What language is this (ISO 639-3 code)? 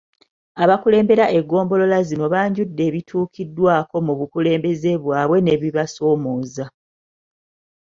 lug